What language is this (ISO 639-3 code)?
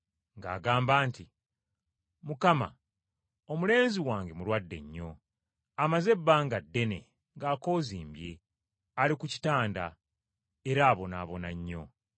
lug